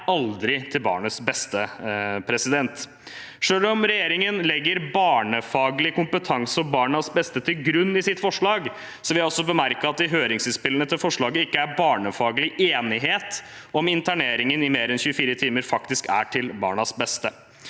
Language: Norwegian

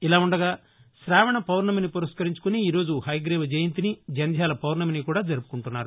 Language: Telugu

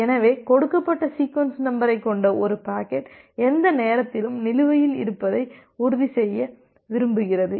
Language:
Tamil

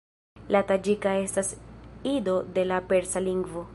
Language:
Esperanto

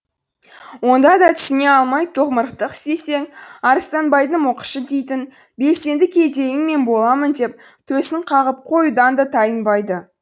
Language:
Kazakh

